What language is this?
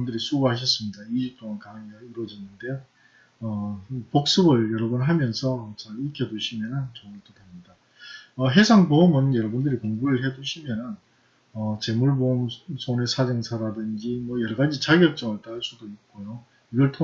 Korean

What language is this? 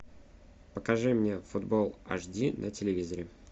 Russian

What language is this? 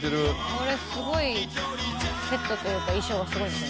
Japanese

